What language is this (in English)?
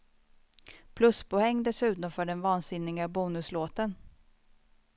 Swedish